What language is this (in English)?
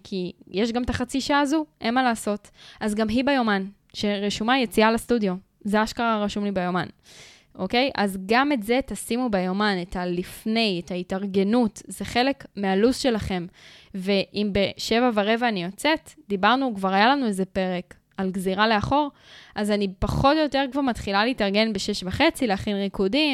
Hebrew